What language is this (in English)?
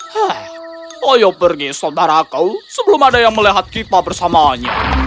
Indonesian